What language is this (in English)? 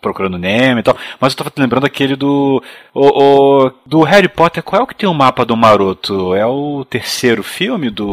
Portuguese